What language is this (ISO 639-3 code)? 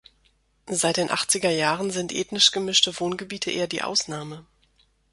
deu